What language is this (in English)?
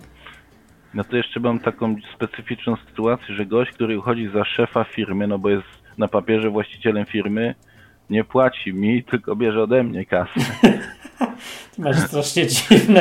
Polish